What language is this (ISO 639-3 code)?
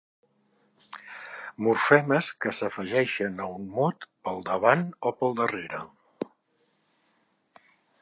cat